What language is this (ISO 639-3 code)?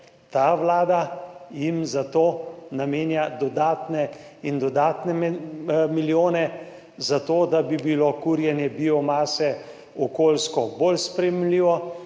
slv